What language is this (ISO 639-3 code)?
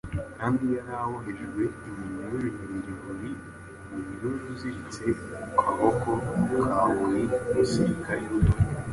kin